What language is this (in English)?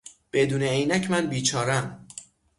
Persian